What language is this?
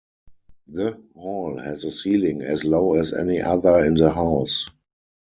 English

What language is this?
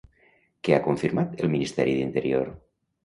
Catalan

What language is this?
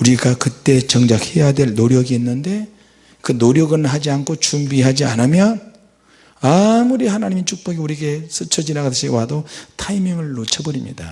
Korean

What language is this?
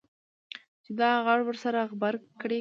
Pashto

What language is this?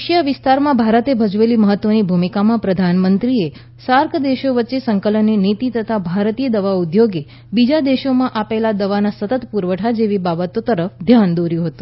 Gujarati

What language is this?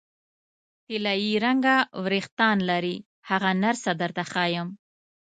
Pashto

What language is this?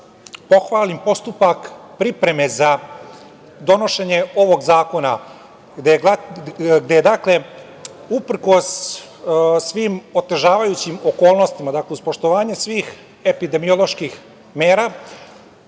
Serbian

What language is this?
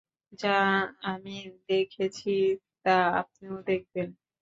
Bangla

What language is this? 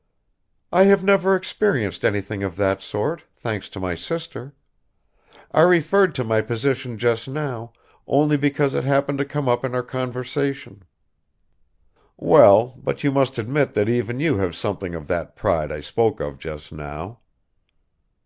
English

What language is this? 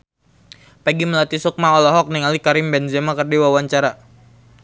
Sundanese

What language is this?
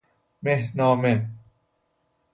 Persian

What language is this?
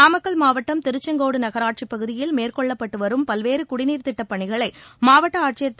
Tamil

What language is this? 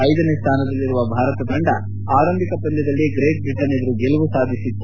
Kannada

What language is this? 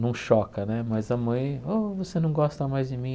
Portuguese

